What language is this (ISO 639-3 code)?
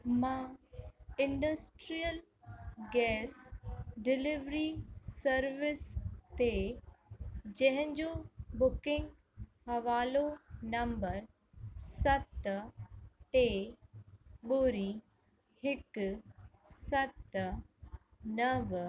snd